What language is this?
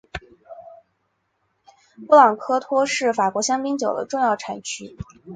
Chinese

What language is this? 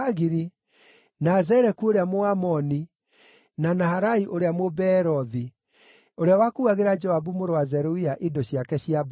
Kikuyu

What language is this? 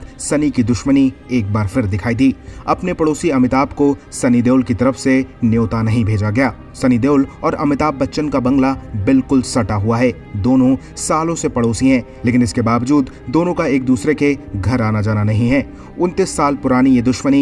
Hindi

